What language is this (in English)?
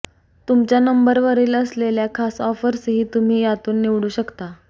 Marathi